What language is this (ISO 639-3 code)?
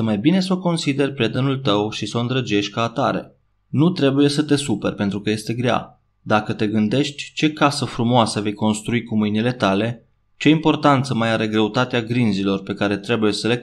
ron